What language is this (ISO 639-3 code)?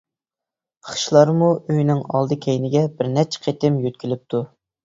uig